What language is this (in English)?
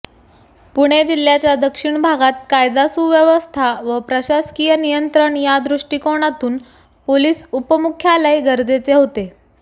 Marathi